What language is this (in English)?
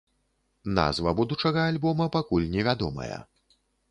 Belarusian